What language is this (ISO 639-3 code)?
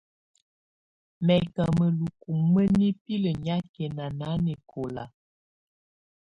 tvu